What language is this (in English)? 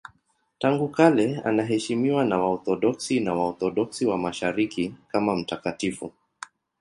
Swahili